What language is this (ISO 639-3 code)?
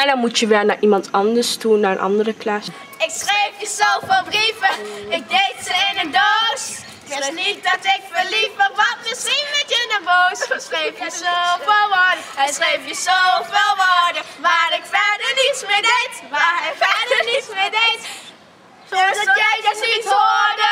nld